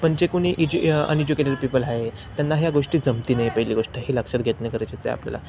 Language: Marathi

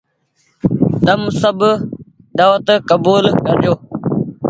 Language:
Goaria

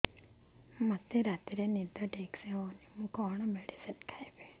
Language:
Odia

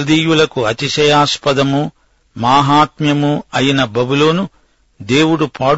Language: Telugu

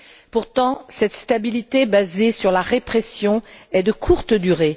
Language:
French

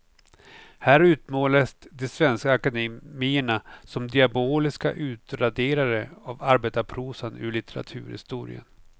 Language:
Swedish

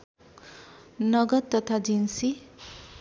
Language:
Nepali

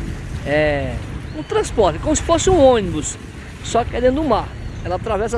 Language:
Portuguese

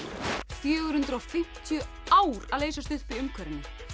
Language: Icelandic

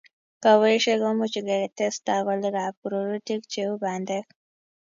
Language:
Kalenjin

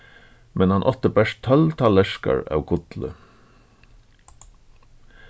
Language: Faroese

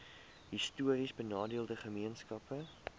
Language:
Afrikaans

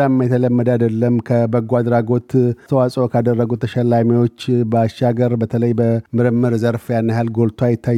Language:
Amharic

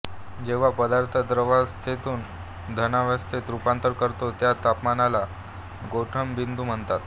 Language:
Marathi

